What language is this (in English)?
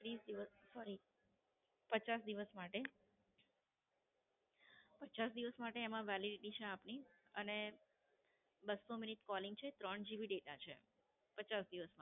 Gujarati